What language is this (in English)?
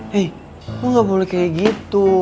Indonesian